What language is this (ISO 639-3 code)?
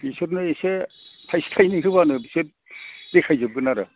brx